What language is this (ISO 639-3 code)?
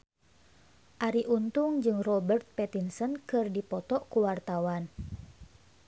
sun